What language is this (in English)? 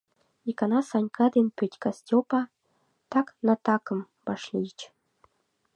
Mari